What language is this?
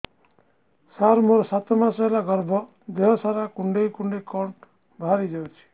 Odia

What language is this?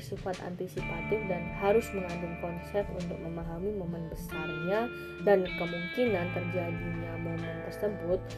Indonesian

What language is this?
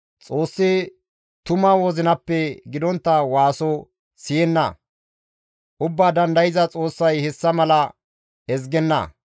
Gamo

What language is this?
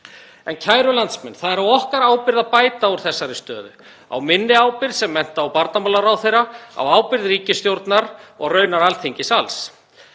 Icelandic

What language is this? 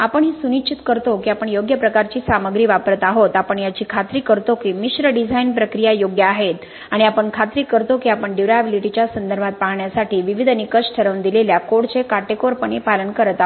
Marathi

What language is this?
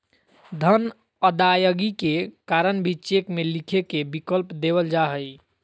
Magahi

